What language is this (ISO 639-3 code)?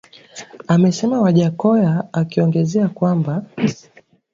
swa